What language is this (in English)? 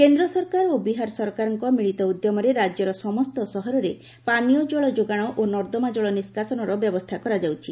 Odia